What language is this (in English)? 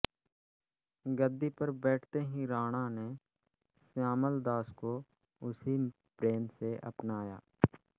Hindi